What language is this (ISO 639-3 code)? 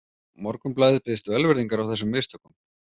isl